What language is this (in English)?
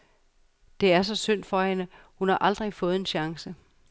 Danish